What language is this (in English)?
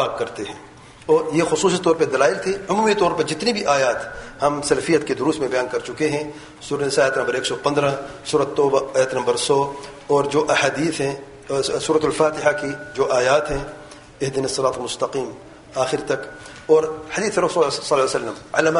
Urdu